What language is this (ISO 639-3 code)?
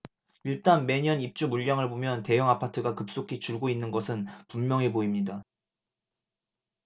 kor